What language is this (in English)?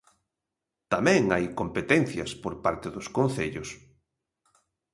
Galician